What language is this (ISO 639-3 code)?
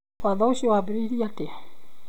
kik